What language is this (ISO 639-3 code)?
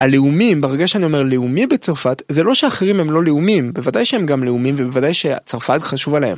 heb